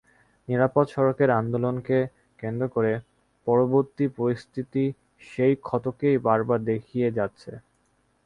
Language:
Bangla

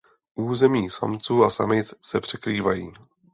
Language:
Czech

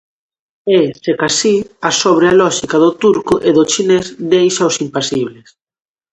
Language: Galician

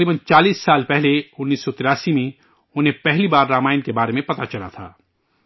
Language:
Urdu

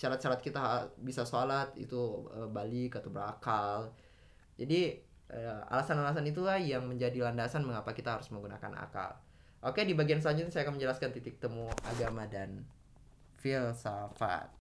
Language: Indonesian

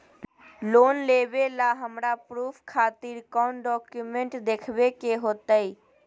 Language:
Magahi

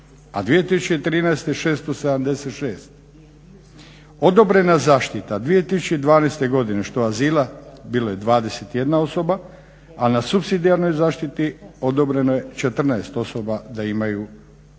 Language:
Croatian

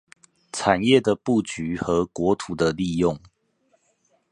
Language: Chinese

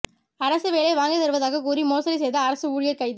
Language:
Tamil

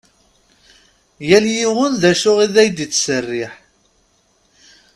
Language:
Kabyle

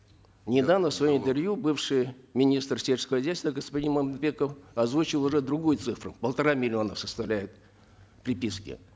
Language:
Kazakh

